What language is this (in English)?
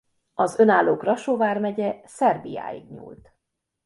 Hungarian